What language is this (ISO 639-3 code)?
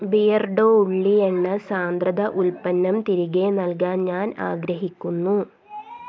mal